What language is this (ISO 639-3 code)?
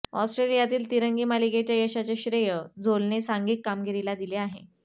mar